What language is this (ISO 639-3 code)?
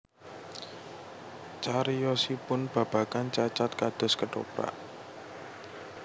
jav